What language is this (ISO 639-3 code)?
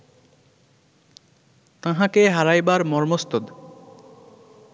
ben